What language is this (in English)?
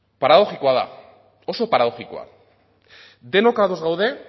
Basque